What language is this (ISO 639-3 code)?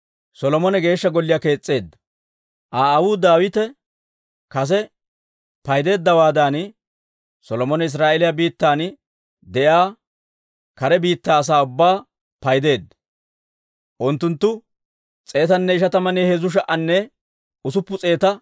dwr